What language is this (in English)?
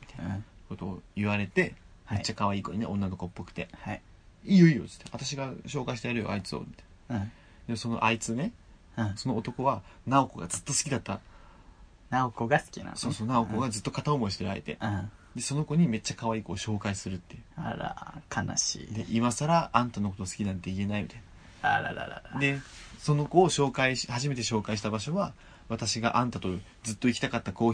Japanese